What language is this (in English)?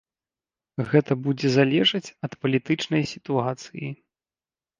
Belarusian